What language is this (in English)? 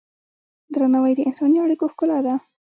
Pashto